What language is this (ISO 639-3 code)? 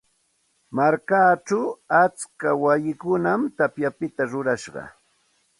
qxt